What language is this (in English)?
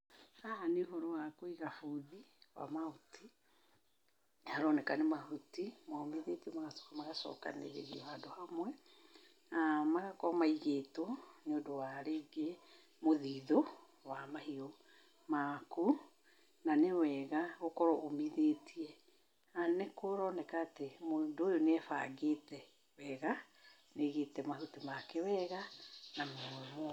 Kikuyu